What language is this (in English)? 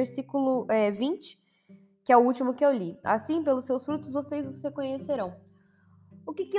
Portuguese